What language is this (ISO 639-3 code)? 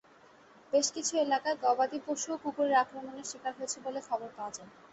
ben